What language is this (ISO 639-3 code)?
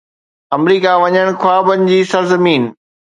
snd